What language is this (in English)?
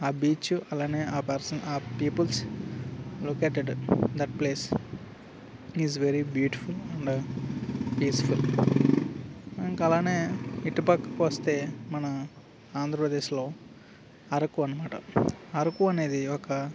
Telugu